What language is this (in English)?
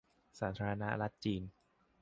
Thai